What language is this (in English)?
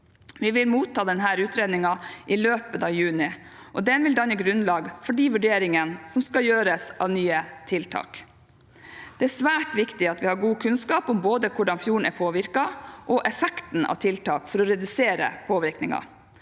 Norwegian